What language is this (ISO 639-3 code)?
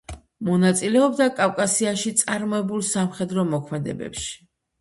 kat